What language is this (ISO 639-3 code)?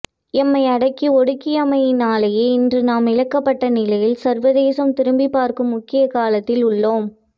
tam